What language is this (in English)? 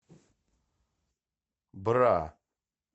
Russian